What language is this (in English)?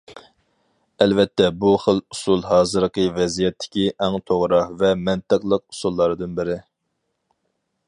Uyghur